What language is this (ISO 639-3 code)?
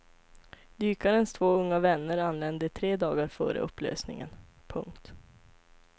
swe